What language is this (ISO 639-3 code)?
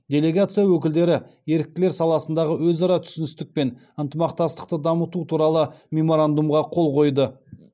kaz